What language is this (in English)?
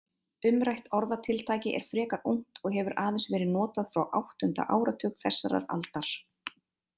Icelandic